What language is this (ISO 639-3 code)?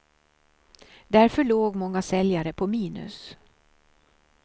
swe